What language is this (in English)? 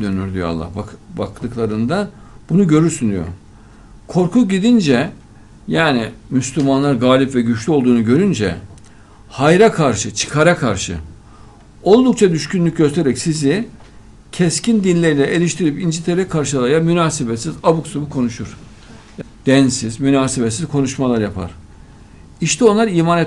Turkish